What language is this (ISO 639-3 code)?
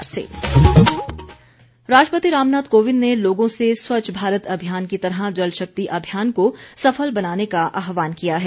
hin